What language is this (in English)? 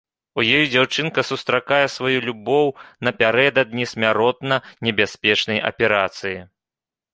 Belarusian